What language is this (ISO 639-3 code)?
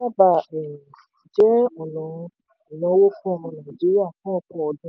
yor